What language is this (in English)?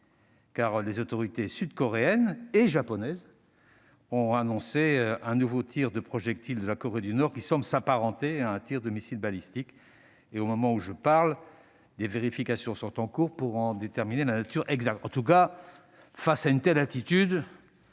French